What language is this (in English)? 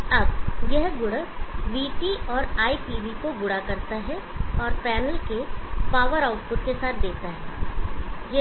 Hindi